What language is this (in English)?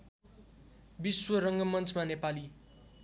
Nepali